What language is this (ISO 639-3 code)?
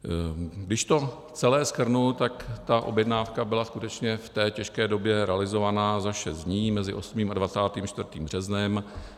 ces